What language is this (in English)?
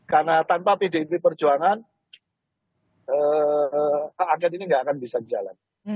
Indonesian